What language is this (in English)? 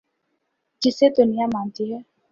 Urdu